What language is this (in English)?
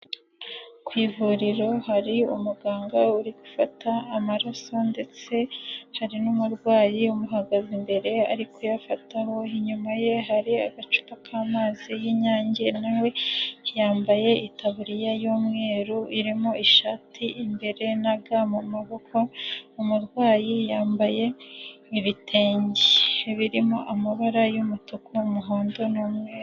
Kinyarwanda